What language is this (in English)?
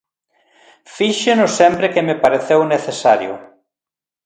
Galician